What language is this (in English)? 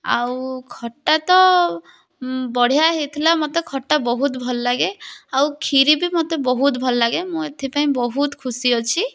Odia